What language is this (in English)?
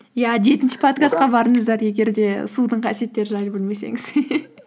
Kazakh